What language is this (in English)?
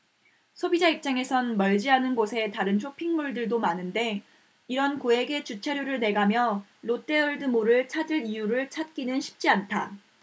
Korean